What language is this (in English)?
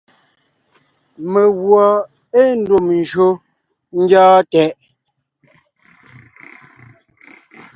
Ngiemboon